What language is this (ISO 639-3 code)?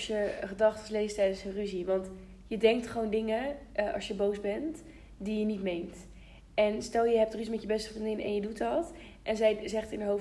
nld